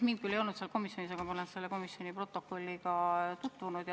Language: Estonian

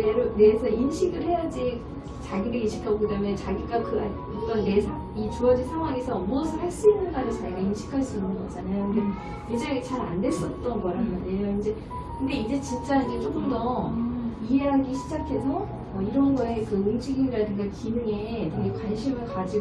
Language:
Korean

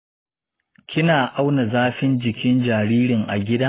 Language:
Hausa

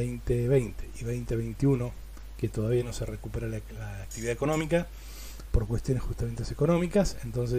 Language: Spanish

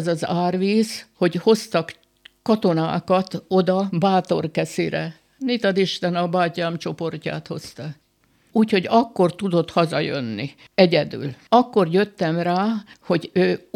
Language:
Hungarian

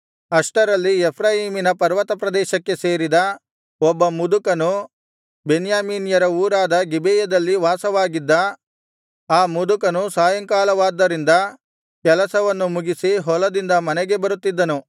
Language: Kannada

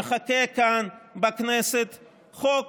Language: Hebrew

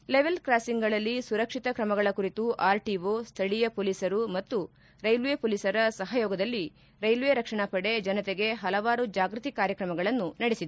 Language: Kannada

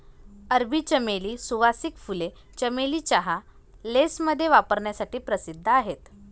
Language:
Marathi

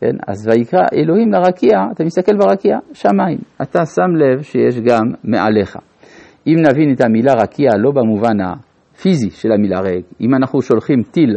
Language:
Hebrew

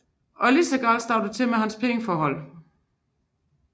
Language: Danish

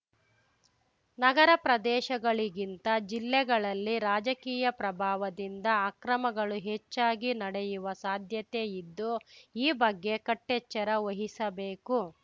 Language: Kannada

